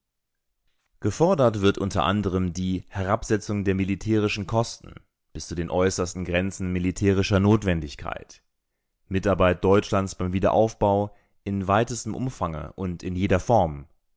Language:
German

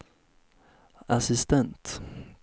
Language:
Swedish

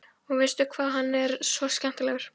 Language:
Icelandic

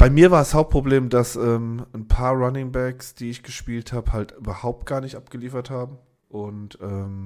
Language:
German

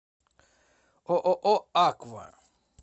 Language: Russian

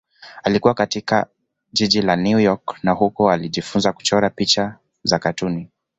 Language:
Swahili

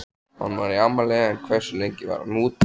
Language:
Icelandic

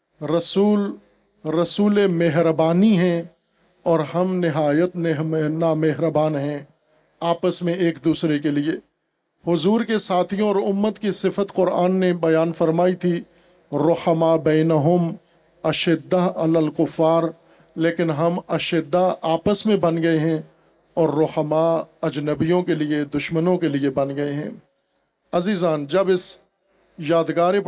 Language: Urdu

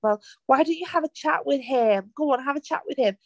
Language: Welsh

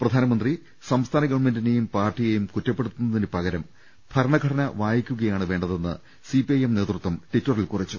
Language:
Malayalam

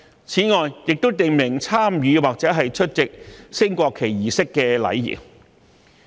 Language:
Cantonese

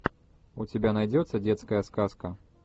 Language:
Russian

